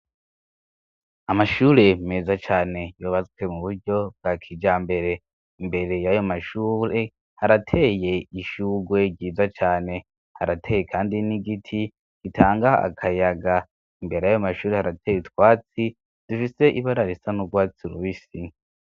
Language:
Rundi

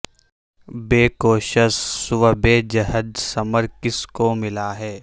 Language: Urdu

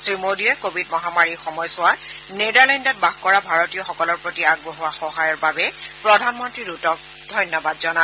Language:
Assamese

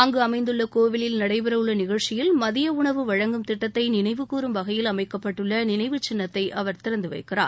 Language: Tamil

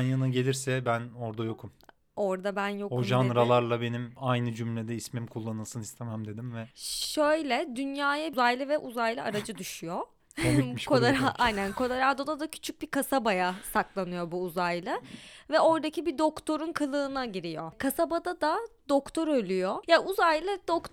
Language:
Turkish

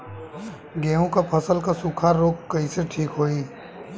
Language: Bhojpuri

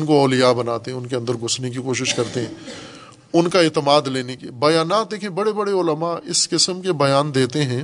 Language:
Urdu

